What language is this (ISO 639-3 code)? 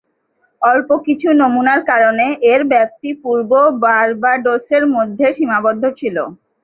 ben